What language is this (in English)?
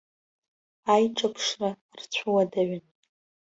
Abkhazian